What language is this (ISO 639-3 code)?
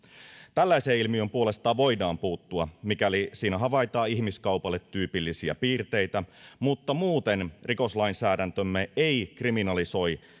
fin